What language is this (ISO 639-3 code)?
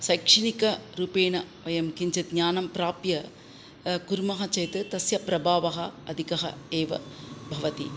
san